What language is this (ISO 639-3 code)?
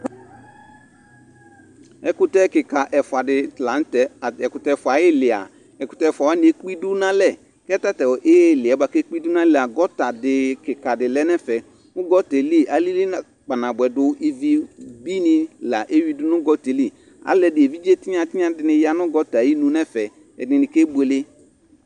kpo